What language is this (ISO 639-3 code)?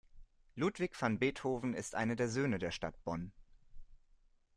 deu